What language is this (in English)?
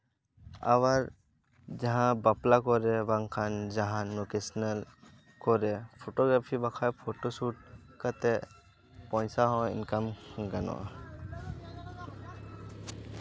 Santali